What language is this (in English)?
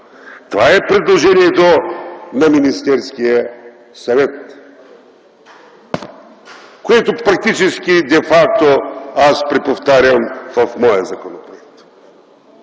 Bulgarian